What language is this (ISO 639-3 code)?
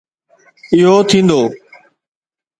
snd